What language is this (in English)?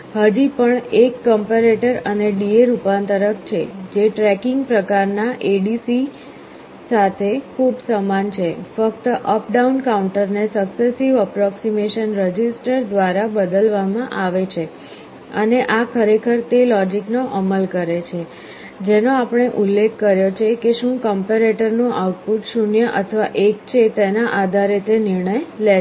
Gujarati